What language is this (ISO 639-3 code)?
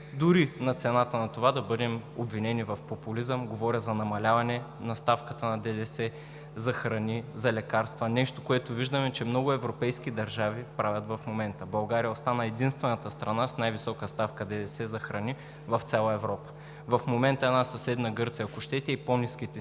bul